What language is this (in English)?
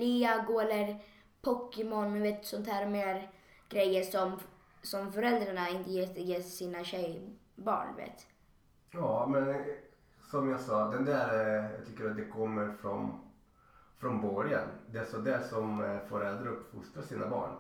Swedish